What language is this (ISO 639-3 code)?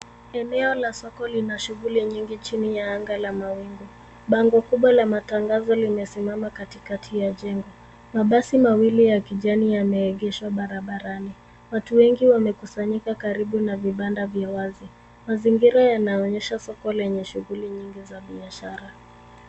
swa